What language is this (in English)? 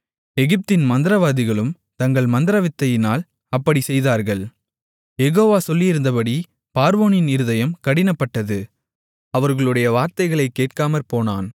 Tamil